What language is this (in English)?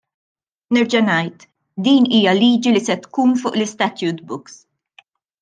Maltese